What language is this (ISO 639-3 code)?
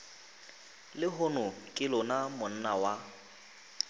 nso